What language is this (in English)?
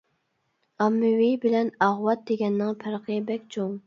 Uyghur